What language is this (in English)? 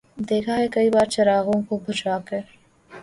Urdu